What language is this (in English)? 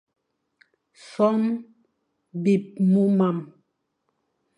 Fang